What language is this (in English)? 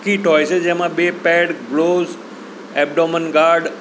Gujarati